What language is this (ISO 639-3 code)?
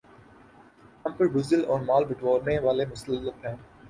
urd